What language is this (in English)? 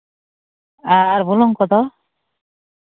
Santali